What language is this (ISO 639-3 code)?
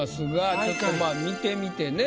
jpn